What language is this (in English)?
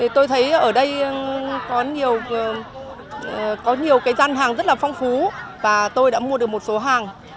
Vietnamese